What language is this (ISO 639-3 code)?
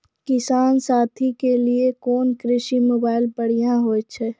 mai